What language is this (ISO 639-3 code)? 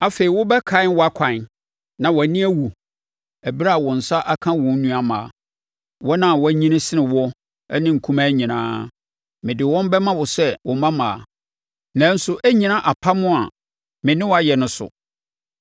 aka